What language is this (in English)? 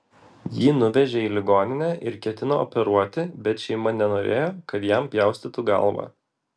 Lithuanian